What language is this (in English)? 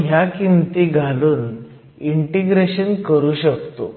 Marathi